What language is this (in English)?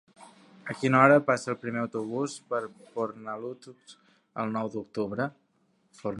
Catalan